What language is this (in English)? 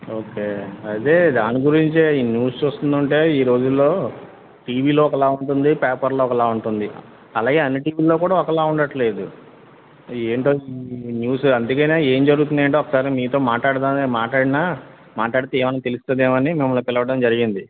Telugu